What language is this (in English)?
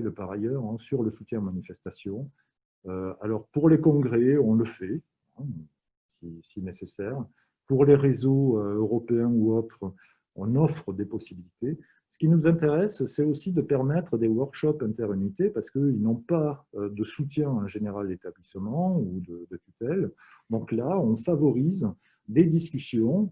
French